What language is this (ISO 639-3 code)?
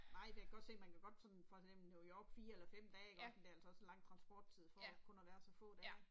dan